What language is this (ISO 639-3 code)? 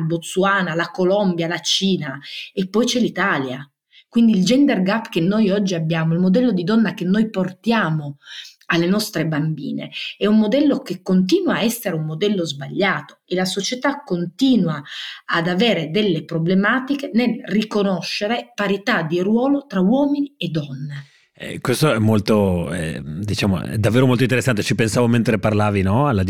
ita